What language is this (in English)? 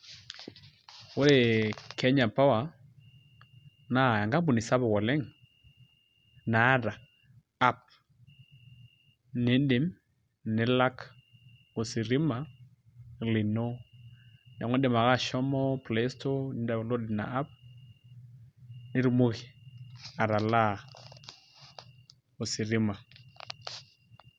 Masai